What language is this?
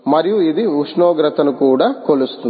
Telugu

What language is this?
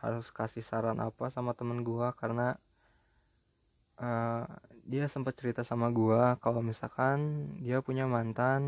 Indonesian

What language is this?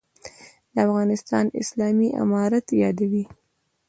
Pashto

